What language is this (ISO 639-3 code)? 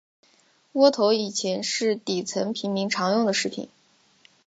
zho